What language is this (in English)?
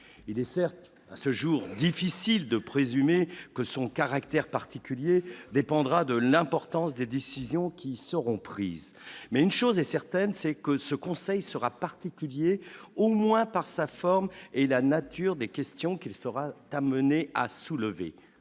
French